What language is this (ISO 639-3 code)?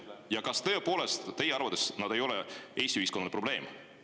est